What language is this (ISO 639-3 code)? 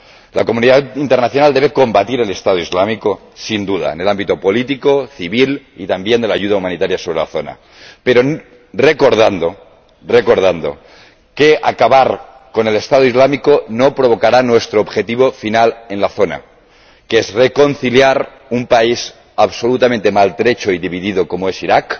spa